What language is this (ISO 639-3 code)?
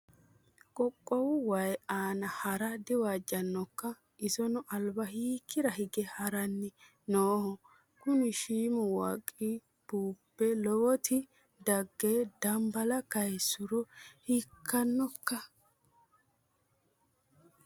sid